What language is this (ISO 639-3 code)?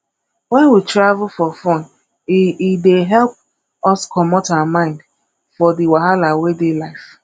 pcm